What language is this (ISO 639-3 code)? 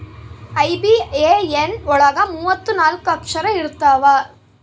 kan